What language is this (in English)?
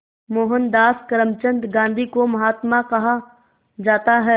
Hindi